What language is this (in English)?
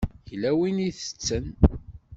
Kabyle